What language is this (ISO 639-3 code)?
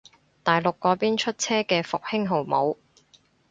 yue